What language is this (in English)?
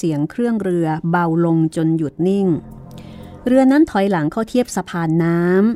Thai